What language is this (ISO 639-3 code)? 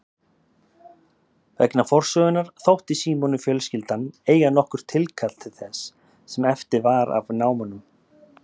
isl